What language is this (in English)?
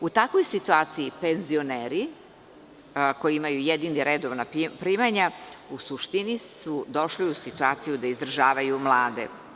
Serbian